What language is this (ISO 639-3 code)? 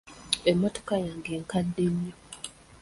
lug